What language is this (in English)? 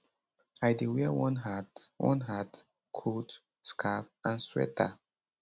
Nigerian Pidgin